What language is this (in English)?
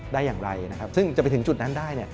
Thai